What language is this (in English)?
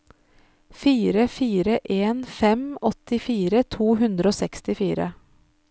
Norwegian